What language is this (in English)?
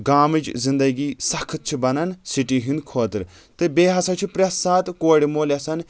Kashmiri